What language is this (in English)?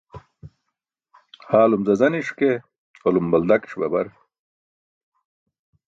Burushaski